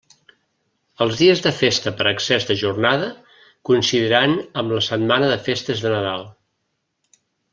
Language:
Catalan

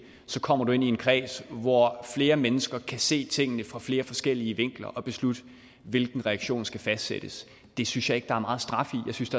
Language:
Danish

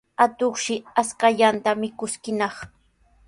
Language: Sihuas Ancash Quechua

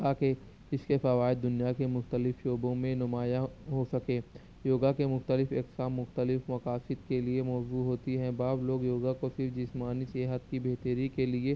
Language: Urdu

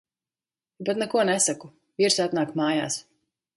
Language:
Latvian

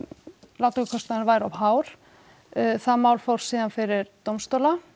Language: Icelandic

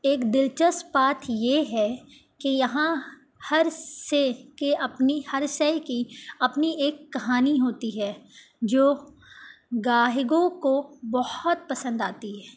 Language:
Urdu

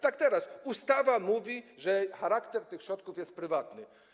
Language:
Polish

